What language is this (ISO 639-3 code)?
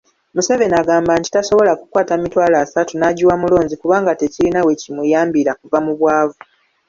lug